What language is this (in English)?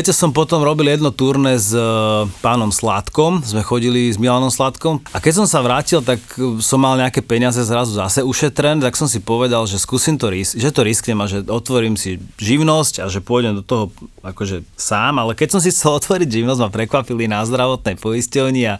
Slovak